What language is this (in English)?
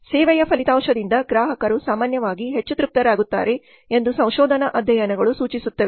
Kannada